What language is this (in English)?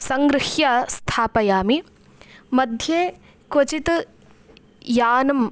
Sanskrit